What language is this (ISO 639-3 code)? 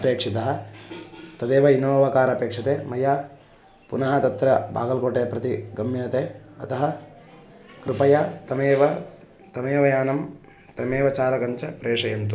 san